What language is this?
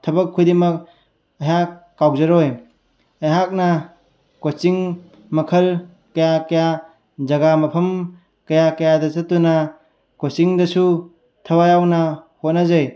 Manipuri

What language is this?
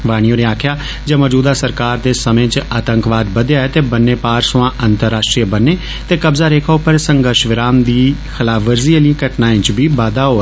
Dogri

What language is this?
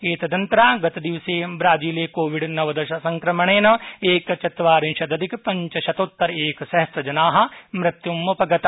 Sanskrit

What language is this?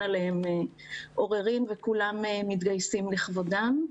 Hebrew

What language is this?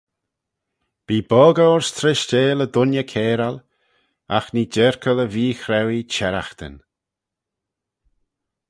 Manx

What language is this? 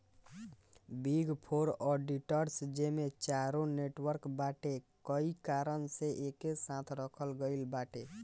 Bhojpuri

